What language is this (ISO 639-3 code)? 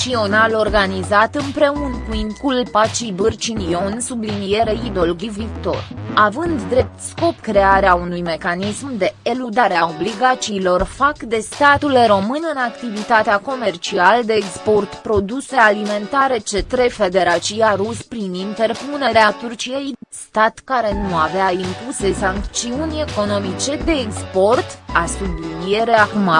ron